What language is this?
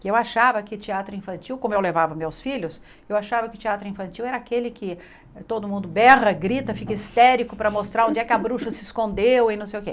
Portuguese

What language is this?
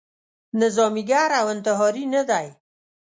Pashto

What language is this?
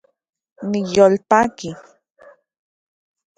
Central Puebla Nahuatl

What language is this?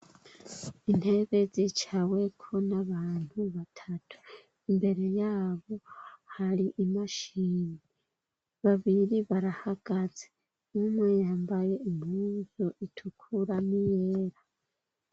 Rundi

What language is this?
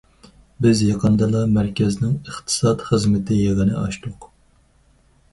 Uyghur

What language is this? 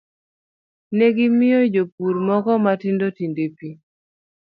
Luo (Kenya and Tanzania)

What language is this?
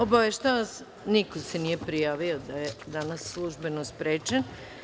Serbian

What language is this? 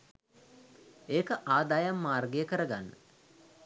Sinhala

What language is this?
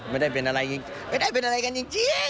Thai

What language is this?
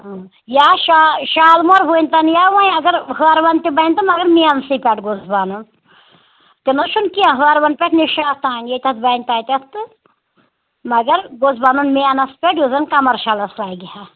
Kashmiri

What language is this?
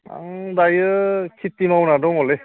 Bodo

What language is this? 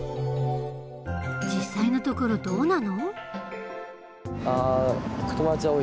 Japanese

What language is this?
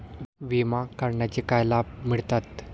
Marathi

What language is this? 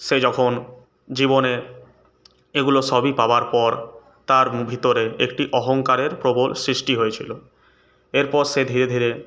Bangla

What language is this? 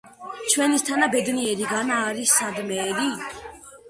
Georgian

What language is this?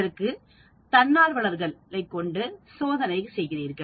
Tamil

